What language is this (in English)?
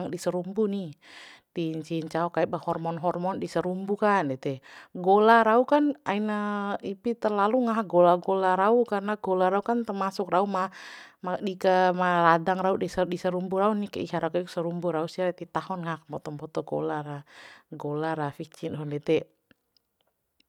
Bima